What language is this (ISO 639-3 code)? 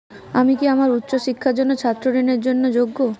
ben